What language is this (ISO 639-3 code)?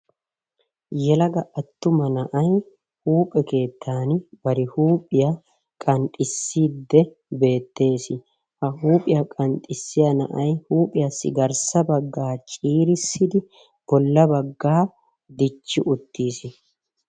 wal